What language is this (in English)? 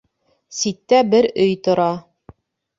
Bashkir